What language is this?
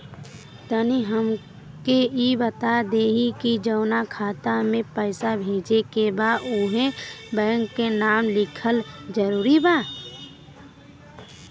Bhojpuri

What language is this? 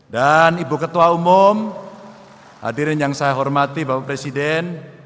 Indonesian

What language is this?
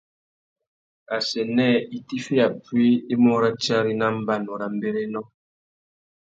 Tuki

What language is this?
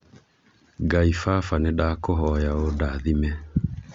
Kikuyu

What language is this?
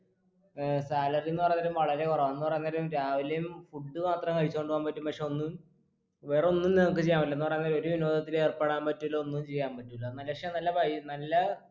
Malayalam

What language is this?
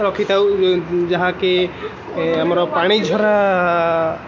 Odia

